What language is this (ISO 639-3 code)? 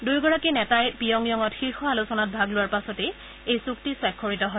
asm